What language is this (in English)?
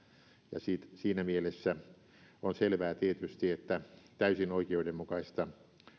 Finnish